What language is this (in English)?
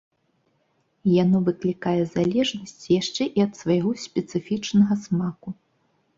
Belarusian